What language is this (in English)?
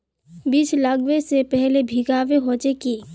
Magahi